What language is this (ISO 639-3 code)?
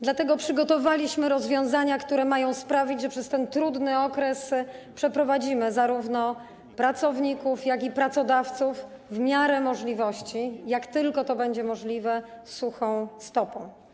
pol